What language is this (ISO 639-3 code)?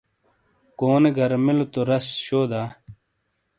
scl